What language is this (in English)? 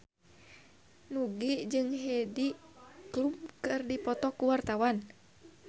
Sundanese